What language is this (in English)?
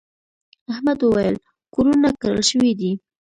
Pashto